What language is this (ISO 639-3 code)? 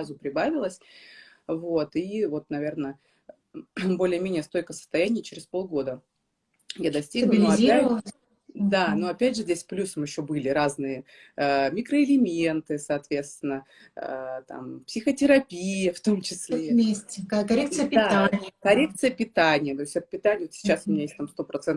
rus